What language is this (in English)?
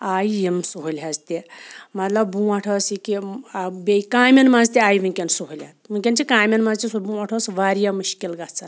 Kashmiri